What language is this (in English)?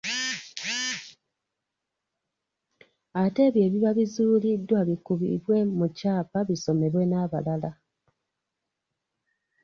Ganda